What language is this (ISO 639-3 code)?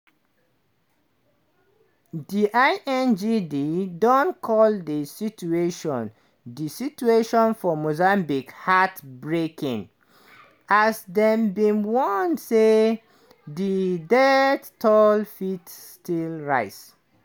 pcm